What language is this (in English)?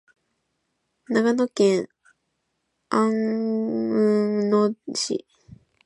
Japanese